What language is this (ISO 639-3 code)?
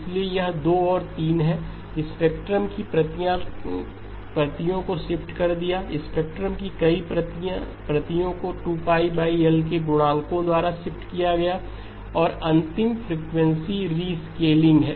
hin